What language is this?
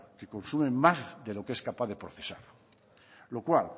Spanish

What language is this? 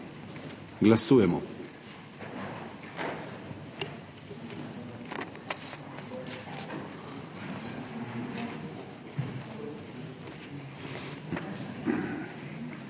Slovenian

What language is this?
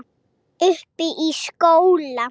Icelandic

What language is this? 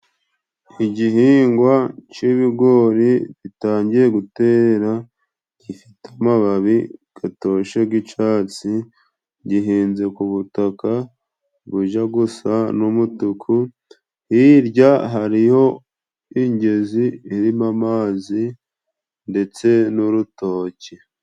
Kinyarwanda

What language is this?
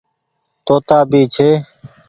Goaria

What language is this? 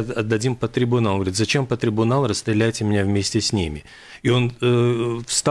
Russian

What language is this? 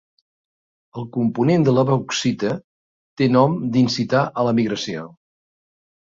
Catalan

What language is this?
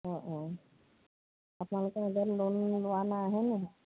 Assamese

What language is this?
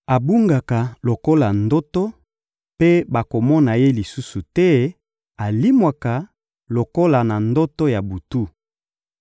Lingala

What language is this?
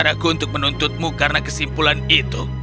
Indonesian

